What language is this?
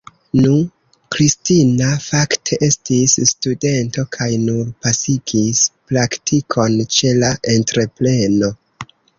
Esperanto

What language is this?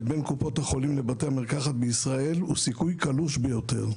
Hebrew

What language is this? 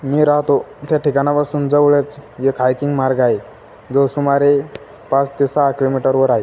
Marathi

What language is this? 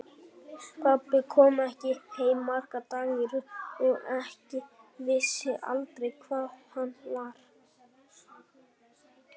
Icelandic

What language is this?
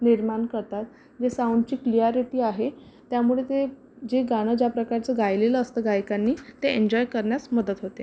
Marathi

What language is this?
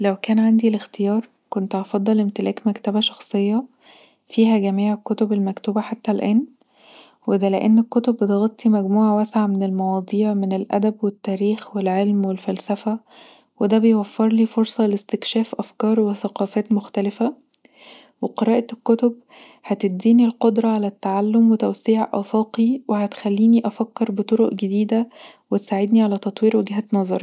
Egyptian Arabic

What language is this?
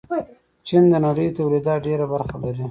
Pashto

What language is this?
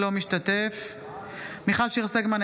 Hebrew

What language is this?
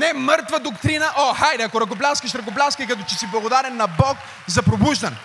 Bulgarian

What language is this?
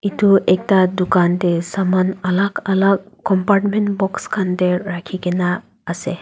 Naga Pidgin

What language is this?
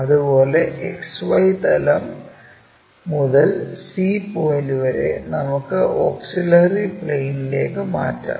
Malayalam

